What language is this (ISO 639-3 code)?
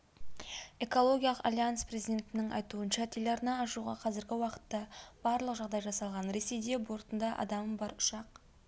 kaz